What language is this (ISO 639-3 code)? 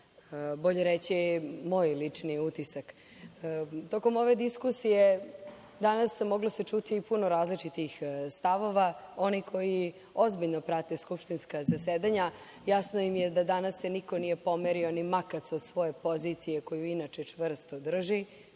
srp